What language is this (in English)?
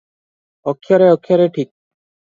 Odia